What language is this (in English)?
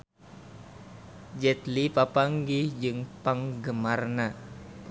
Sundanese